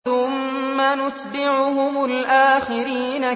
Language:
Arabic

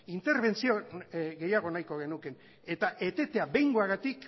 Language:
Basque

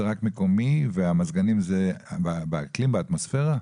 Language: Hebrew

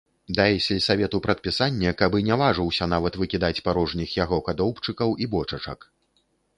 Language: Belarusian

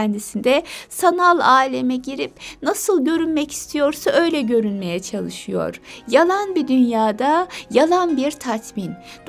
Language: Turkish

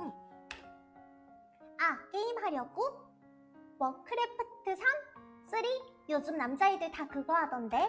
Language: Korean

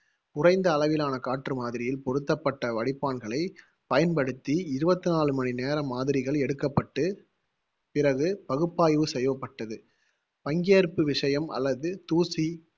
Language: Tamil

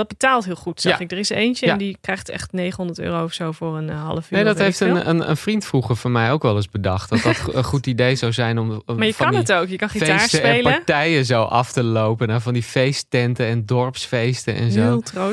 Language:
Dutch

